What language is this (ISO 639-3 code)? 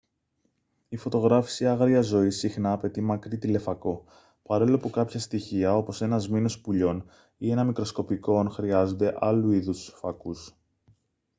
ell